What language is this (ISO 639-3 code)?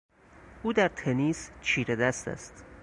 fas